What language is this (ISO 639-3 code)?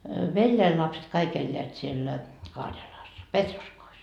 fin